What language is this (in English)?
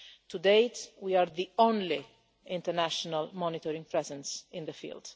English